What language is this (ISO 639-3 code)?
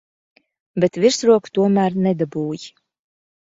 lav